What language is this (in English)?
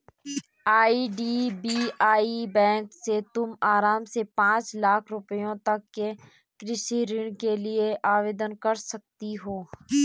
Hindi